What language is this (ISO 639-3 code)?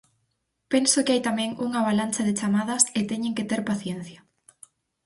glg